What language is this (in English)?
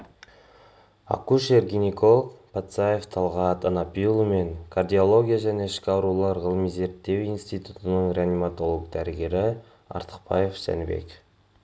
Kazakh